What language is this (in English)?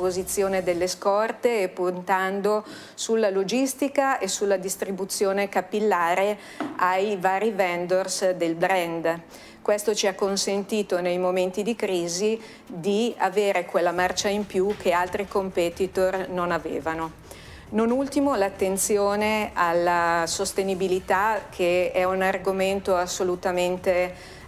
Italian